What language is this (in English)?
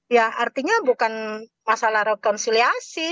Indonesian